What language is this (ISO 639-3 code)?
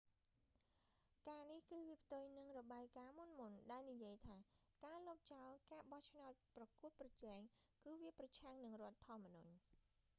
khm